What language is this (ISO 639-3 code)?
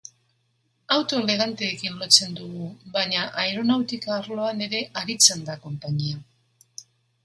eus